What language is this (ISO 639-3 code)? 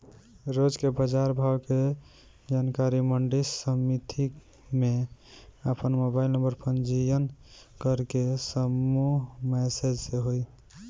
bho